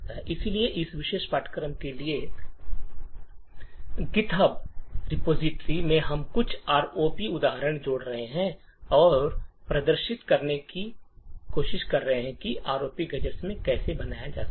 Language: Hindi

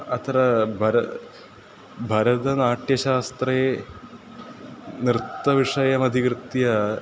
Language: Sanskrit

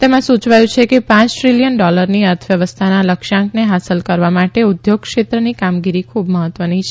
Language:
Gujarati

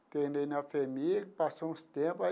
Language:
Portuguese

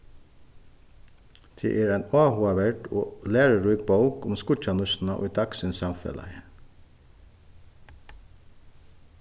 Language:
Faroese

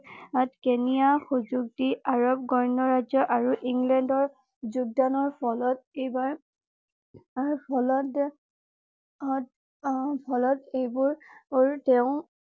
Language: Assamese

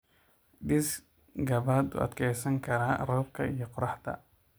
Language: Somali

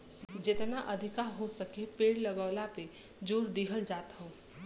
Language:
Bhojpuri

